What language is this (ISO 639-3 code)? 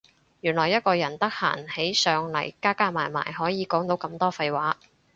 yue